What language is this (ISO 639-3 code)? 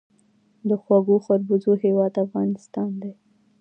pus